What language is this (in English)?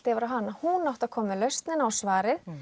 Icelandic